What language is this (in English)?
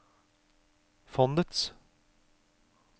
Norwegian